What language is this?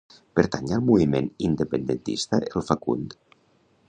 Catalan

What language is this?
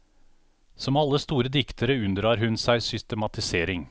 Norwegian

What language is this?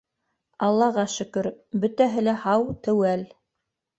Bashkir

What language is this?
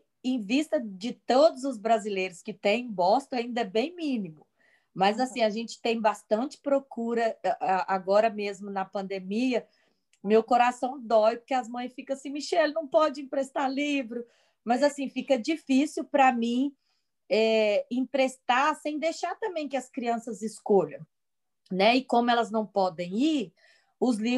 Portuguese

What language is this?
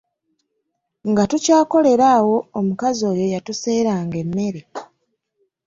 Ganda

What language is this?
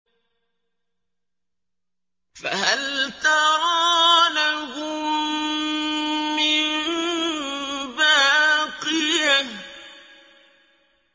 Arabic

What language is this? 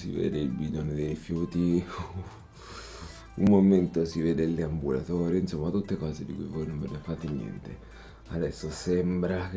Italian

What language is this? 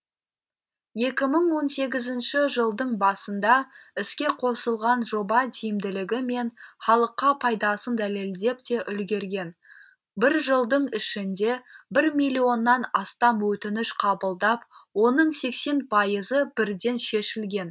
Kazakh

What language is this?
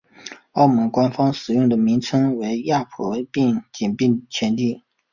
Chinese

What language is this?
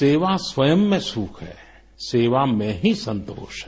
Hindi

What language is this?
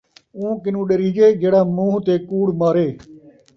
Saraiki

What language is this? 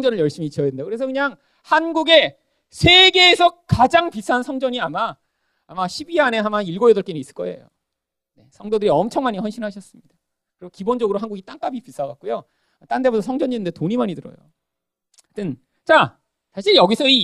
Korean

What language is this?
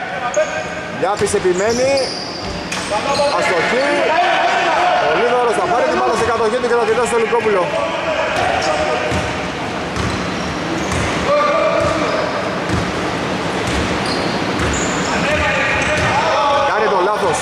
Greek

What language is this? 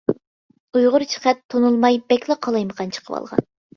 Uyghur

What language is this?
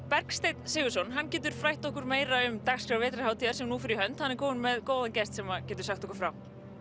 Icelandic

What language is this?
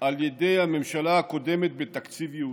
Hebrew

